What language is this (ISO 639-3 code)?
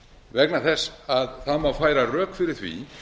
isl